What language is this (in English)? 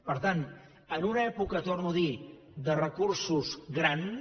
Catalan